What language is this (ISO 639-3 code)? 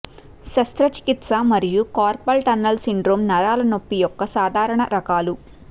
tel